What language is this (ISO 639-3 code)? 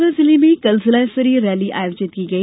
hin